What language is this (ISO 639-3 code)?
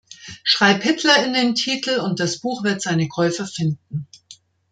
deu